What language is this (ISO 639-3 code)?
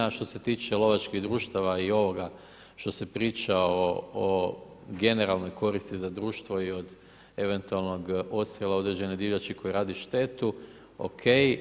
hrv